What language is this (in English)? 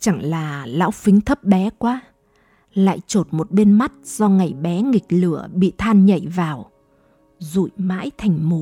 Vietnamese